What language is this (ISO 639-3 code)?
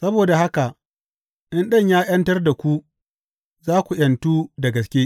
hau